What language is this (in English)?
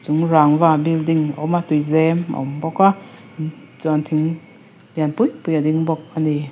Mizo